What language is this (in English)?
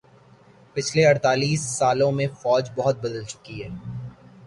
Urdu